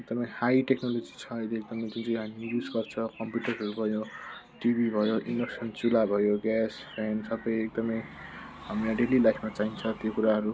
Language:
Nepali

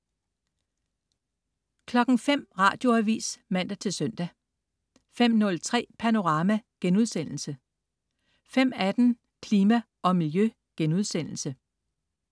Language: Danish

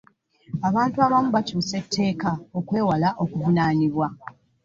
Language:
Ganda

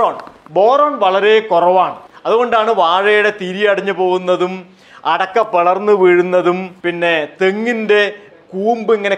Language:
Malayalam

